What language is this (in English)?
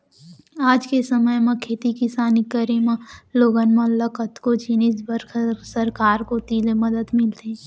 Chhattisgarhi